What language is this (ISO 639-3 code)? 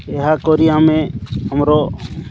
ori